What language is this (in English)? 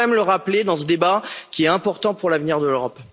French